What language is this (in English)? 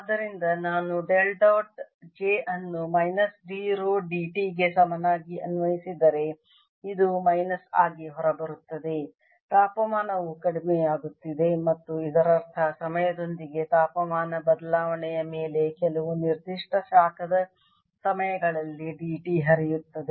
Kannada